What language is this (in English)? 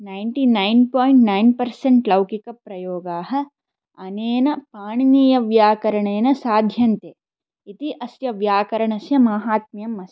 Sanskrit